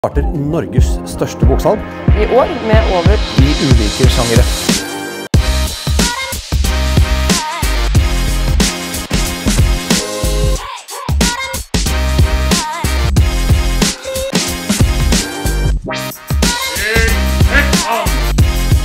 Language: Dutch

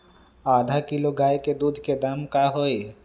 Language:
Magahi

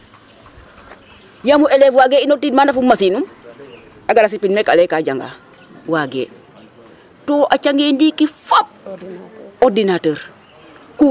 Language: Serer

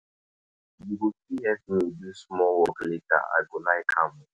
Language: Nigerian Pidgin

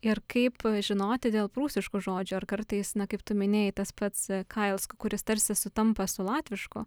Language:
Lithuanian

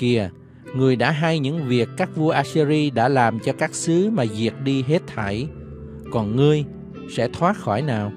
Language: Vietnamese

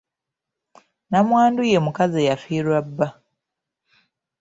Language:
Ganda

